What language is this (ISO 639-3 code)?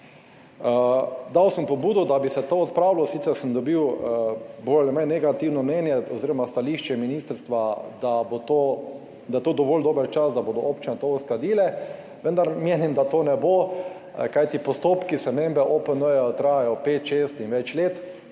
slv